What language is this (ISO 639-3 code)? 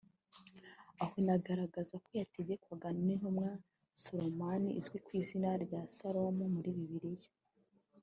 kin